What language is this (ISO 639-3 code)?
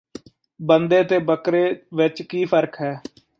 pan